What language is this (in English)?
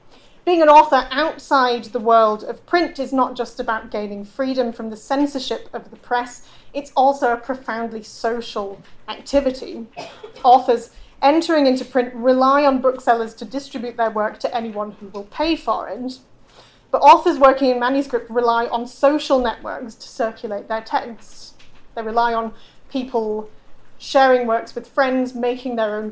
English